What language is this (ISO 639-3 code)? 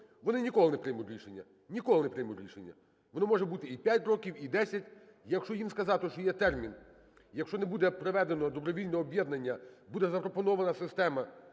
ukr